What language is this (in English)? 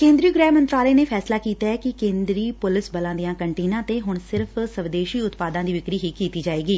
Punjabi